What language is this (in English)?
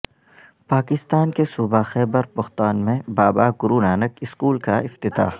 Urdu